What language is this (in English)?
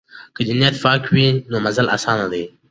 Pashto